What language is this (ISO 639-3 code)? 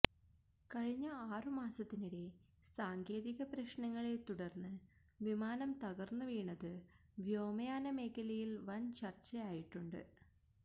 mal